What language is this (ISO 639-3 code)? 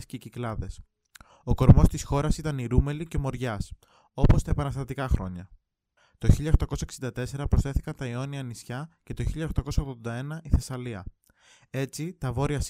ell